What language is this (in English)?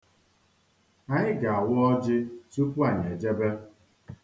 Igbo